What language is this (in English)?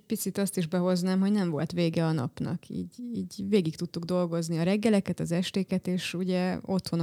Hungarian